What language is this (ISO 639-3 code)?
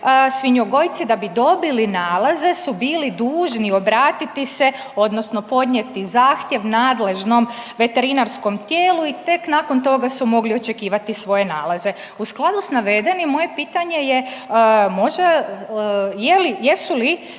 hrv